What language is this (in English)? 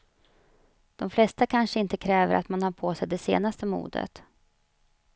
Swedish